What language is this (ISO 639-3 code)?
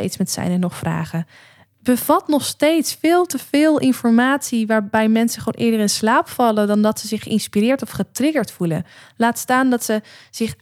nld